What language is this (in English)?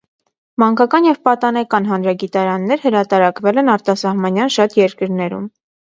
Armenian